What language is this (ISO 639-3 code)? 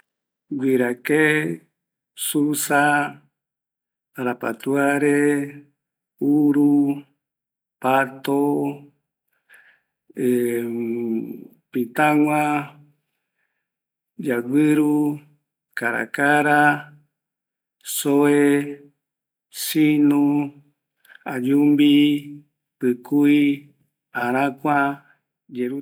gui